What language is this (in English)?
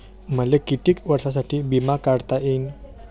Marathi